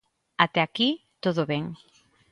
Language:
Galician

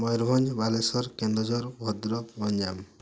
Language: Odia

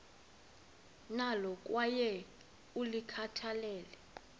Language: Xhosa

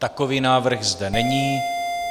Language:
Czech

